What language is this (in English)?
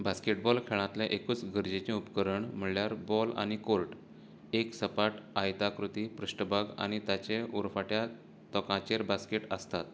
Konkani